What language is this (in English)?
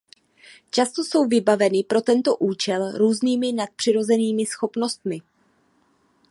Czech